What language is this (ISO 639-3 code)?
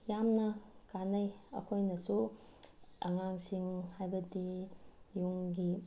mni